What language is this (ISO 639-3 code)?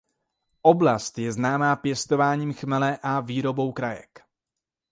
ces